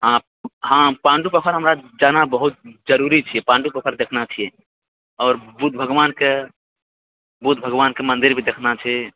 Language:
Maithili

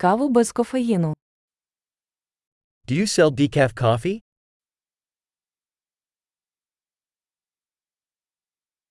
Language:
Ukrainian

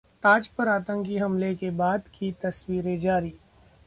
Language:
Hindi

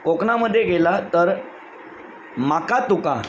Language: Marathi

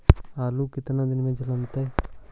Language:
Magahi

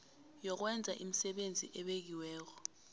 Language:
South Ndebele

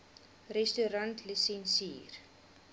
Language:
Afrikaans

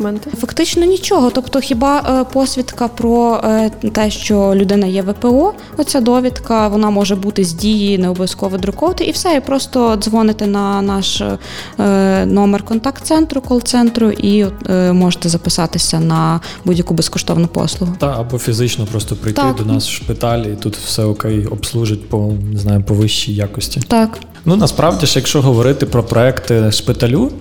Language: Ukrainian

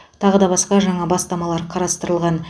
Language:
Kazakh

